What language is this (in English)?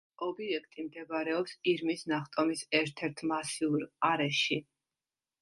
Georgian